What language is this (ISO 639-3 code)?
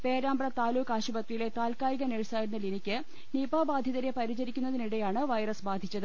mal